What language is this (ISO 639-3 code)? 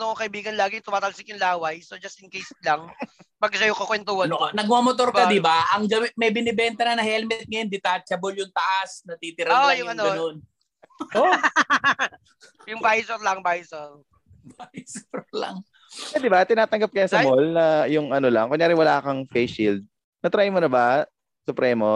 fil